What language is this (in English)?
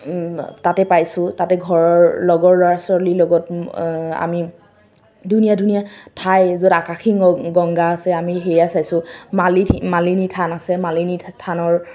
Assamese